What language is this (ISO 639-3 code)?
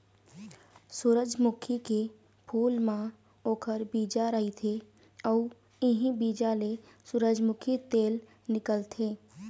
hne